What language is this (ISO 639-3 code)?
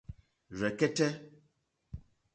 bri